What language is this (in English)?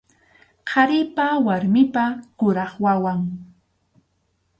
Arequipa-La Unión Quechua